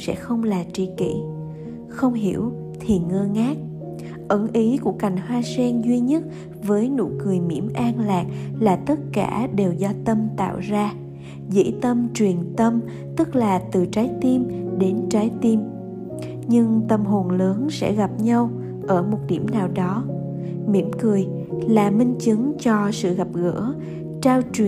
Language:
Vietnamese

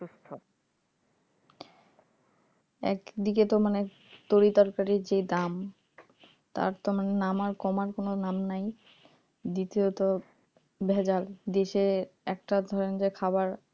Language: Bangla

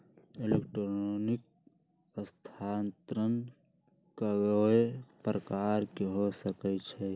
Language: Magahi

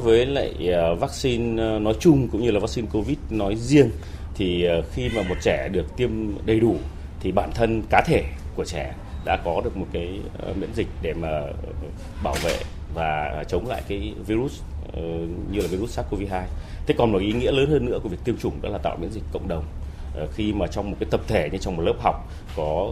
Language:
Vietnamese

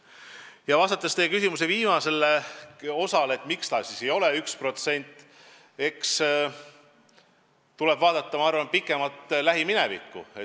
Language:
Estonian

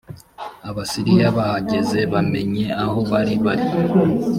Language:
Kinyarwanda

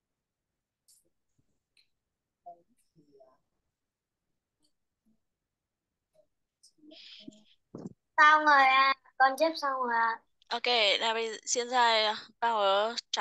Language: Vietnamese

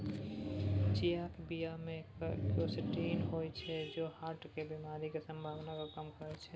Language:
Maithili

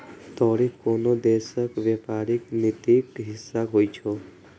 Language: Maithili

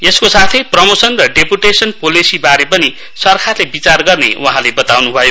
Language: Nepali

